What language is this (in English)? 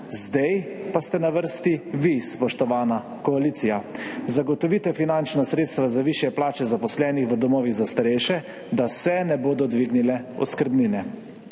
Slovenian